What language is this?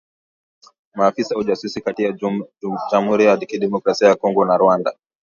Swahili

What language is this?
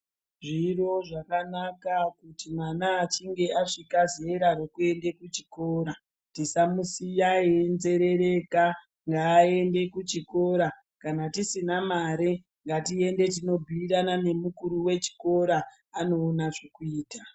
Ndau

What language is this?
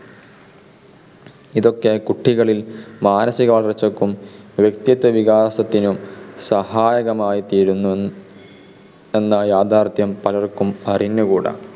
Malayalam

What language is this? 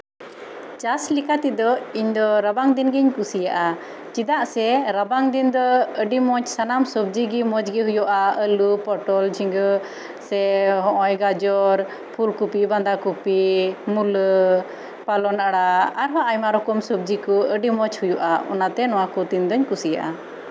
Santali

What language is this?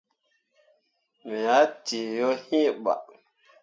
Mundang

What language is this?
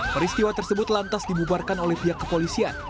Indonesian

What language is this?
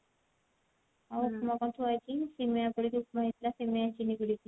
Odia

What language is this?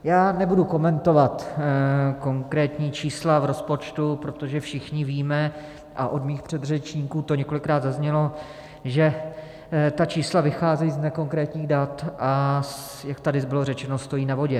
Czech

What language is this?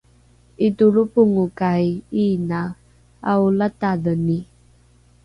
Rukai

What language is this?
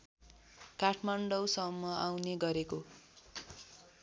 Nepali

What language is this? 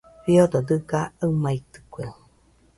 Nüpode Huitoto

